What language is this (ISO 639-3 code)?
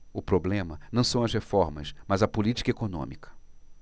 por